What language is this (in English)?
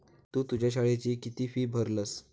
Marathi